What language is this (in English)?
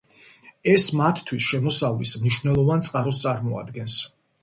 Georgian